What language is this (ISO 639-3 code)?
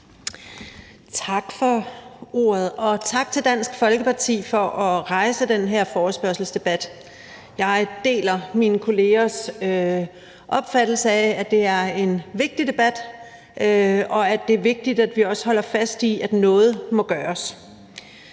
dan